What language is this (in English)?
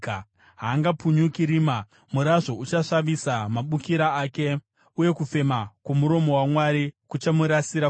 Shona